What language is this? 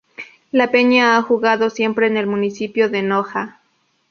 Spanish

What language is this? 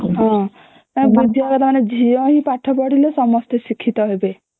Odia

